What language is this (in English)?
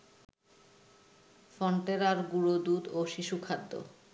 Bangla